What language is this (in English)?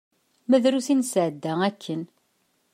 Kabyle